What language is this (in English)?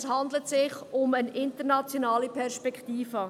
Swiss German